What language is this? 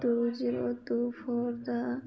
Manipuri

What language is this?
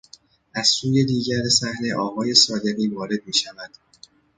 Persian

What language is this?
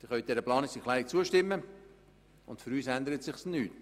Swiss German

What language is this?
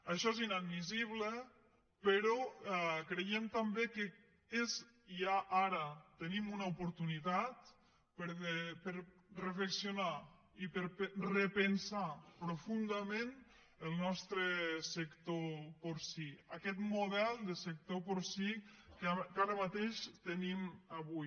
Catalan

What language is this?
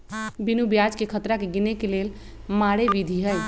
Magahi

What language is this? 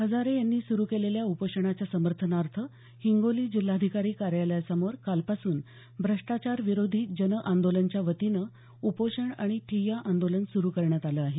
Marathi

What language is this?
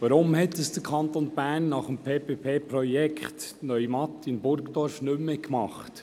Swiss German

